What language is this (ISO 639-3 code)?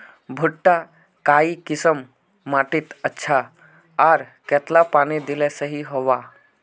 mag